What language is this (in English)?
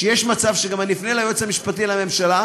Hebrew